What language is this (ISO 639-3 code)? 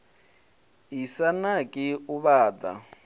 ven